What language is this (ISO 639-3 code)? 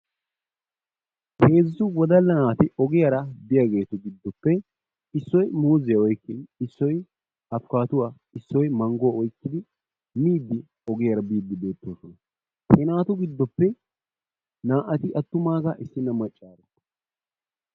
wal